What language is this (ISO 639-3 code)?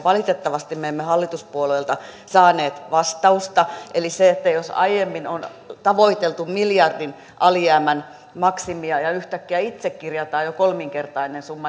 fin